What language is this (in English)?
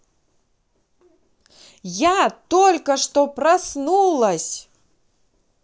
Russian